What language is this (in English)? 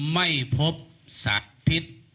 Thai